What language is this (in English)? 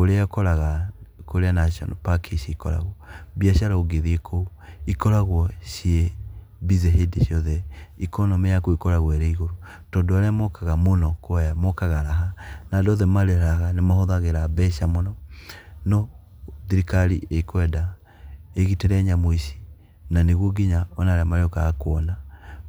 Kikuyu